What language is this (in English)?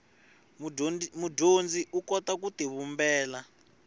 Tsonga